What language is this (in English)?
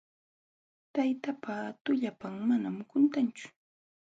Jauja Wanca Quechua